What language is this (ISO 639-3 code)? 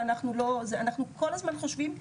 heb